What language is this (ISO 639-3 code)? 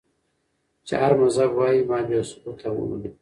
pus